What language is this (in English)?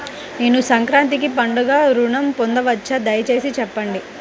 Telugu